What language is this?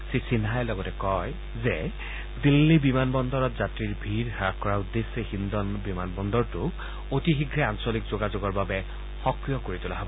Assamese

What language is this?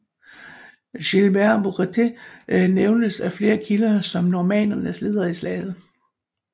Danish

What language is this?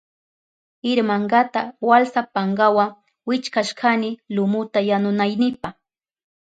Southern Pastaza Quechua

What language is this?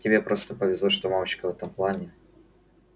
Russian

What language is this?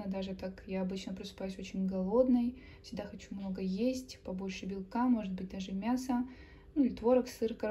Russian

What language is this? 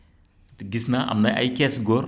Wolof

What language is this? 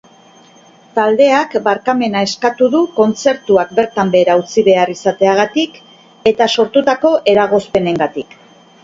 Basque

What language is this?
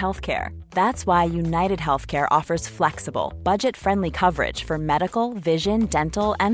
Persian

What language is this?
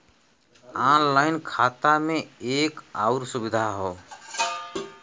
Bhojpuri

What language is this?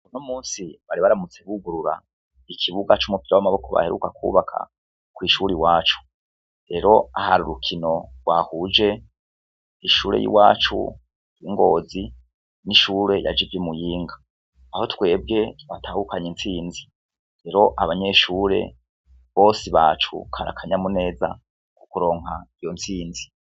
Rundi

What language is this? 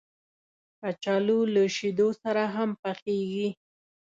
Pashto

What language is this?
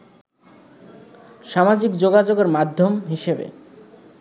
Bangla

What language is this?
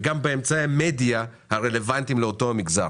Hebrew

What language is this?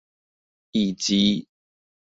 Chinese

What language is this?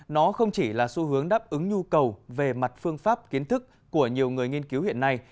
Vietnamese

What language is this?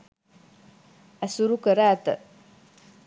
Sinhala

